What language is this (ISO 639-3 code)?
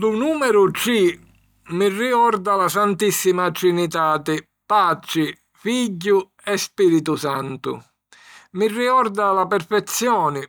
scn